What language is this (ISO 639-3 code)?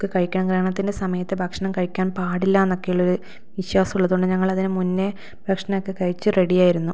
mal